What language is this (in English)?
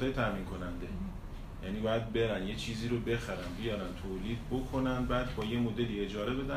Persian